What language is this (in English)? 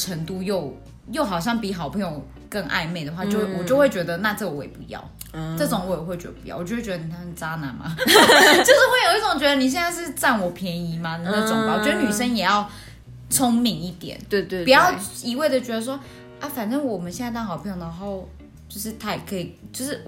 Chinese